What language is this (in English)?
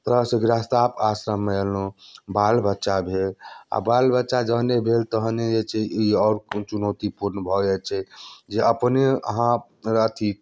Maithili